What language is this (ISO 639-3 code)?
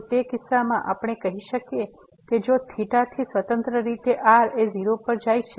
guj